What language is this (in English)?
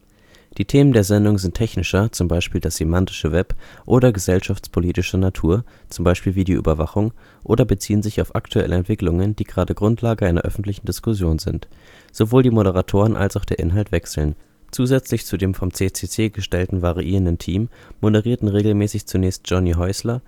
German